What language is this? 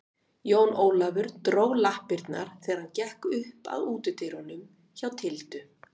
Icelandic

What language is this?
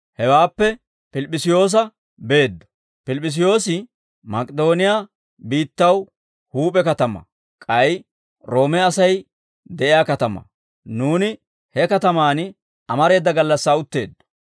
Dawro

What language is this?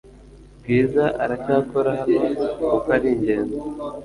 Kinyarwanda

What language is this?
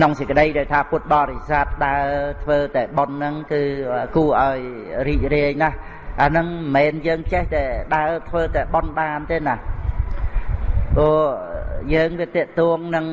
Vietnamese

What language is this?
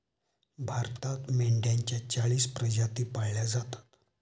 Marathi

